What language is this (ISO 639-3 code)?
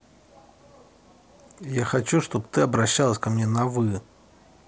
rus